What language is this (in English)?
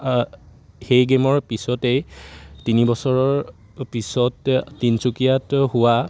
Assamese